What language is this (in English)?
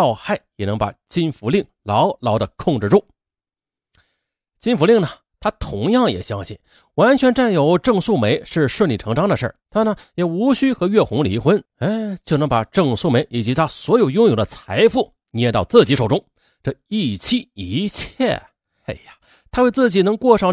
Chinese